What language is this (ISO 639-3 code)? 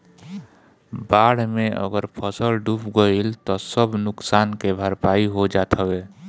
bho